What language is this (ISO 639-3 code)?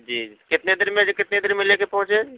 urd